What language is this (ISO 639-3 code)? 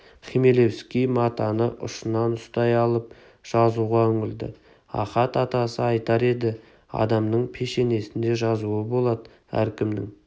kaz